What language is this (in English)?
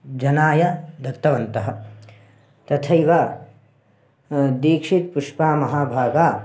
Sanskrit